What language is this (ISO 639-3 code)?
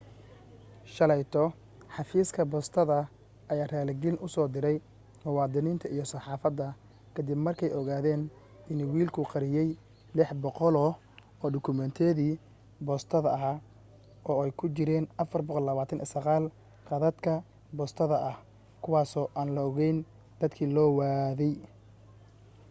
som